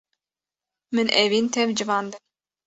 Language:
Kurdish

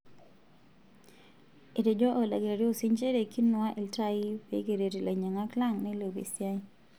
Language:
Masai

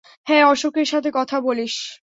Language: Bangla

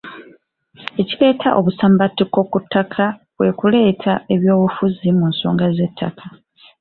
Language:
Ganda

